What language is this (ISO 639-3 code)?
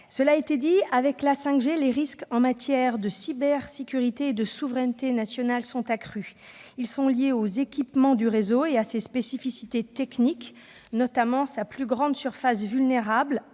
fra